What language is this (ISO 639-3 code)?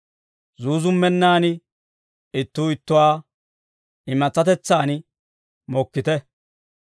dwr